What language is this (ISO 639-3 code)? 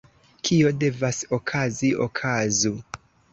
epo